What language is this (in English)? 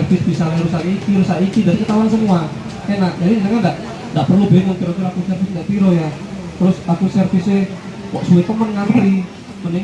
Indonesian